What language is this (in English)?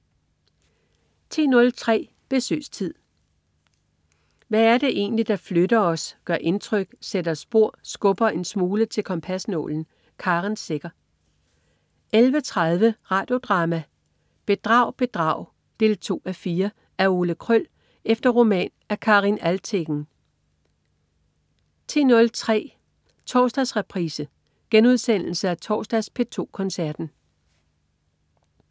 Danish